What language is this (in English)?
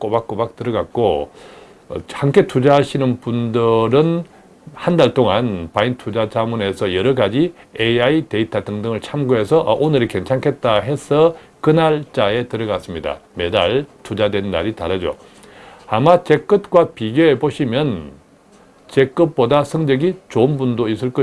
Korean